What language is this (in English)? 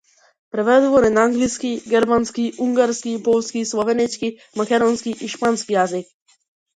Macedonian